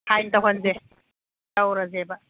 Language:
Manipuri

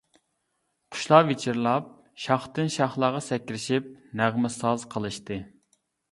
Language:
Uyghur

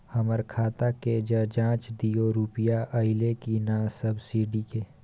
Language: Maithili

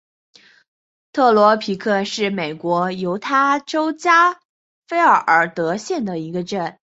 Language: Chinese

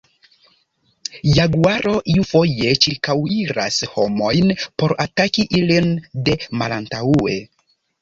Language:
Esperanto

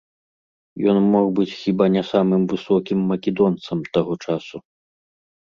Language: Belarusian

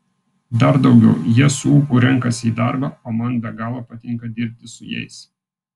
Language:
Lithuanian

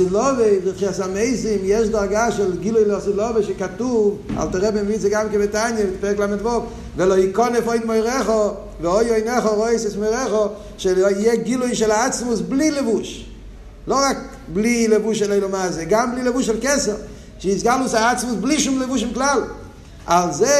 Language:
Hebrew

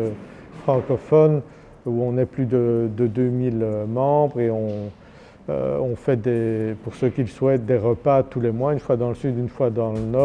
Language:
French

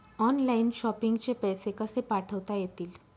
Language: Marathi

